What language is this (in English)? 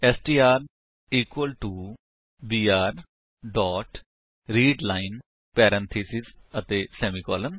Punjabi